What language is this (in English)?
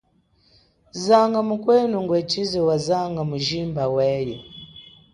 Chokwe